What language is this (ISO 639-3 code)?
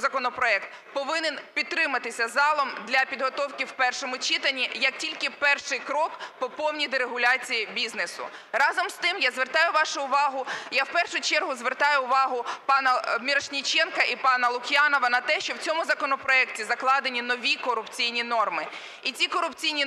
ukr